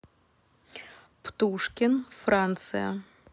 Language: Russian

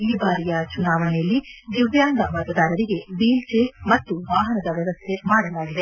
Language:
Kannada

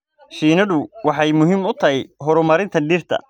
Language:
Somali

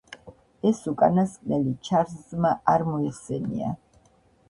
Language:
Georgian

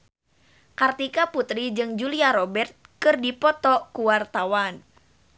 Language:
Sundanese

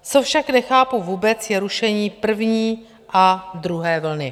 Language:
Czech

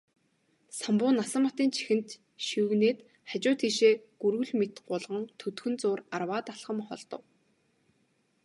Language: Mongolian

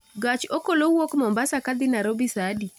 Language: Luo (Kenya and Tanzania)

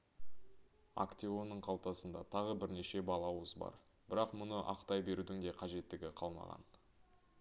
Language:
Kazakh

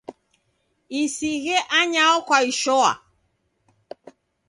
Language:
Taita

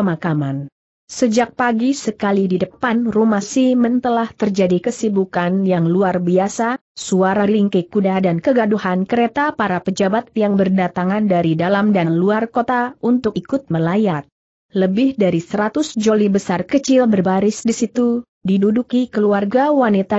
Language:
Indonesian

